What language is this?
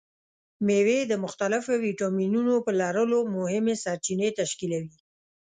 Pashto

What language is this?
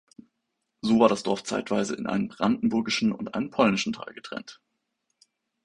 German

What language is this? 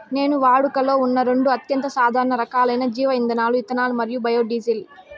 Telugu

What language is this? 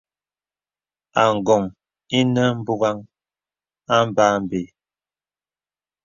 Bebele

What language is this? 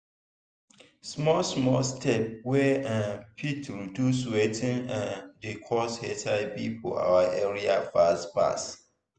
Nigerian Pidgin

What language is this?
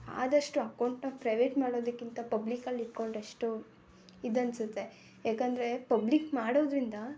Kannada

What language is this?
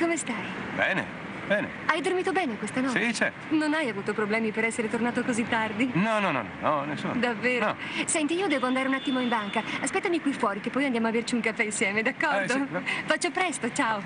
Italian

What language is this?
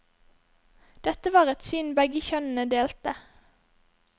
Norwegian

